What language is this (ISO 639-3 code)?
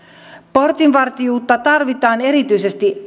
fin